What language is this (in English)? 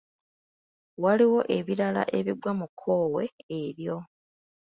Ganda